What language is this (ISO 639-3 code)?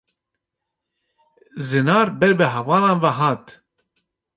kur